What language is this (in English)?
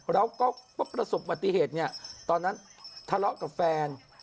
Thai